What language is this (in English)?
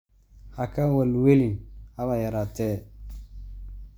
Somali